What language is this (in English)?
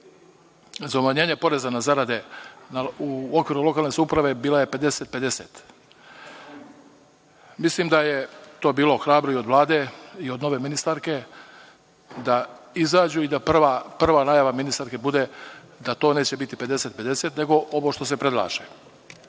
Serbian